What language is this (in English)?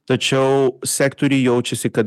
Lithuanian